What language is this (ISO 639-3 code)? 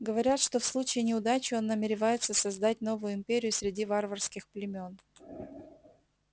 rus